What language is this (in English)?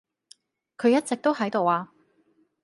Cantonese